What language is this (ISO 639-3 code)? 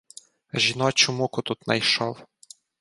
ukr